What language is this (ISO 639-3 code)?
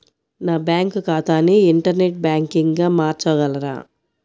tel